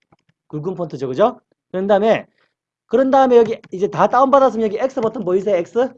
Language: Korean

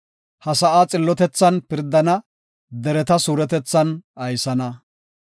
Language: Gofa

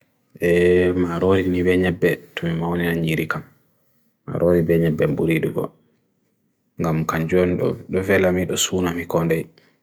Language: Bagirmi Fulfulde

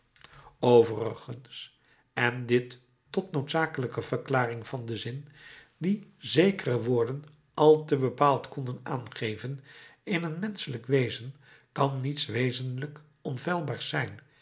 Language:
Dutch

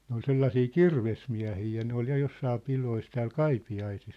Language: Finnish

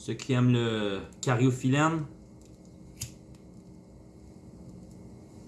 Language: French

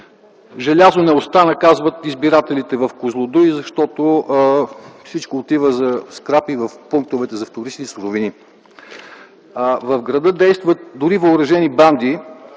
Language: Bulgarian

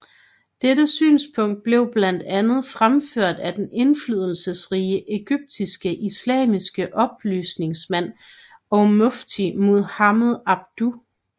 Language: Danish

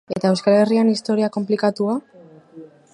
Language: Basque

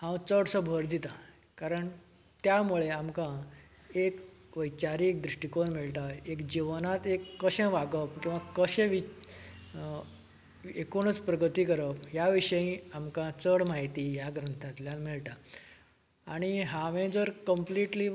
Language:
Konkani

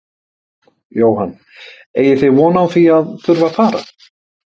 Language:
Icelandic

